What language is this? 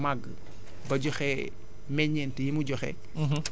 Wolof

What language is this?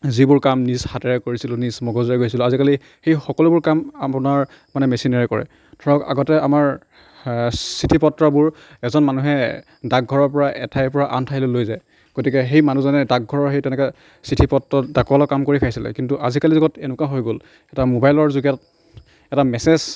Assamese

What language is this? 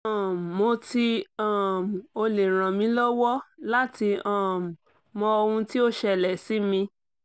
Yoruba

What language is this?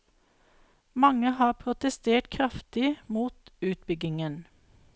Norwegian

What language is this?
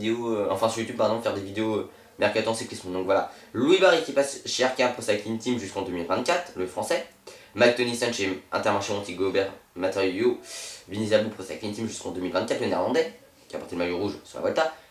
French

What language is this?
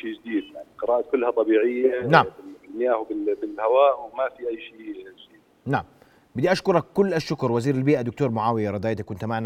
Arabic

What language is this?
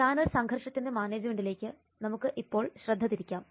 Malayalam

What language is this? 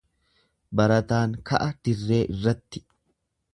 Oromo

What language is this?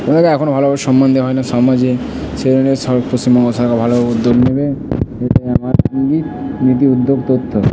Bangla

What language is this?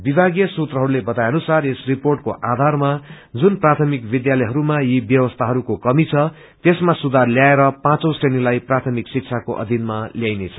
Nepali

